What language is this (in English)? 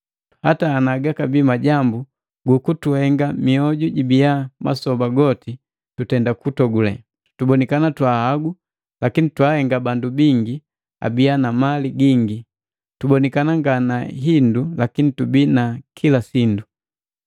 Matengo